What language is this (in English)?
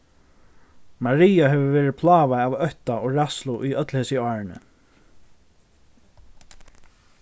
Faroese